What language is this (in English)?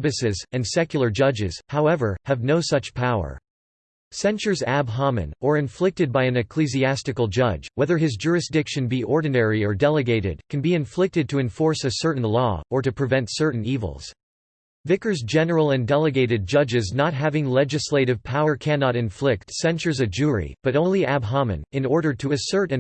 English